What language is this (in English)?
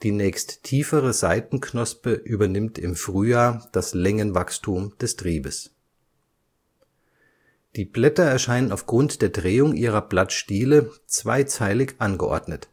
German